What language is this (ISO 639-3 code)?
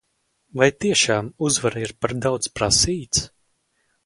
lav